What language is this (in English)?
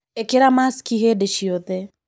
Kikuyu